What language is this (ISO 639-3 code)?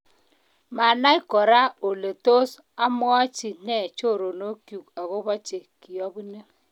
kln